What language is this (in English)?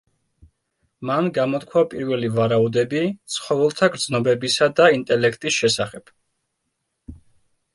Georgian